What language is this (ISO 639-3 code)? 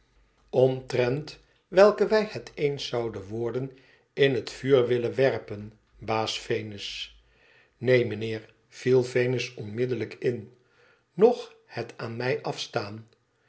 nld